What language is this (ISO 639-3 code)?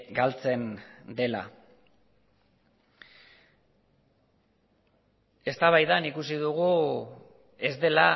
eus